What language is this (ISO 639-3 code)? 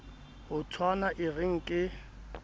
sot